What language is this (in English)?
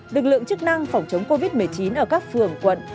Vietnamese